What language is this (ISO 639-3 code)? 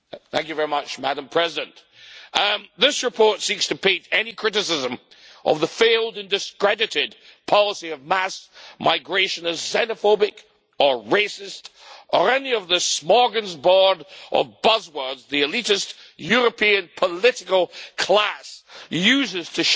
eng